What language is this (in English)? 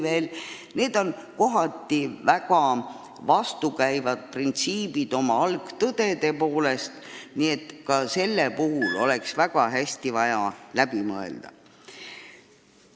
Estonian